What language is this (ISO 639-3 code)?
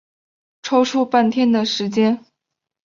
zho